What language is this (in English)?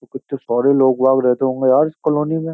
Hindi